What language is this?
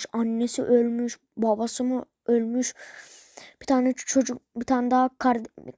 Turkish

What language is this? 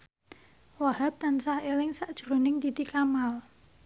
Javanese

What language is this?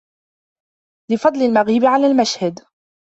Arabic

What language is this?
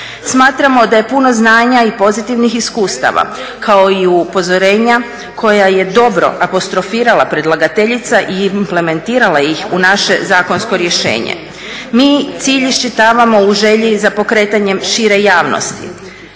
Croatian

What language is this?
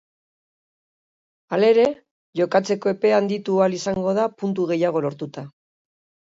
Basque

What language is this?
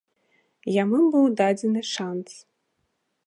Belarusian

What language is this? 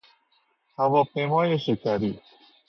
Persian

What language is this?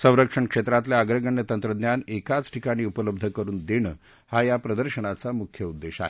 Marathi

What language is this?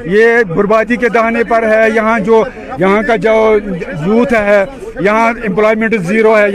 Urdu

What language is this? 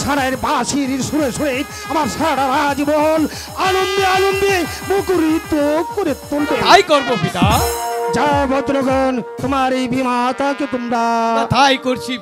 Bangla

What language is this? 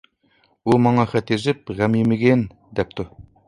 Uyghur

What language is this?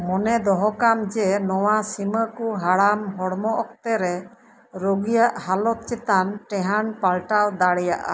Santali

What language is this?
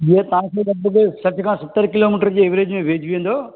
Sindhi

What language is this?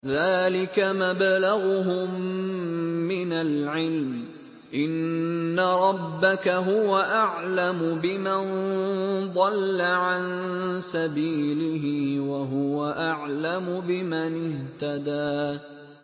Arabic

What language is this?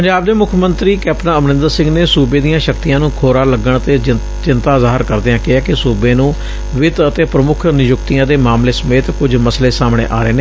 Punjabi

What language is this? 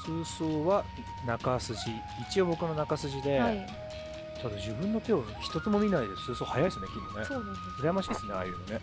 Japanese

